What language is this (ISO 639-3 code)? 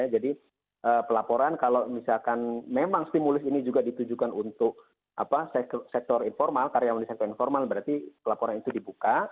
ind